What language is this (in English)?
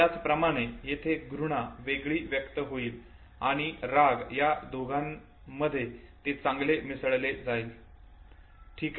Marathi